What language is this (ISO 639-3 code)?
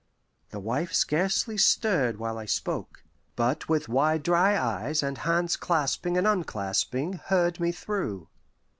eng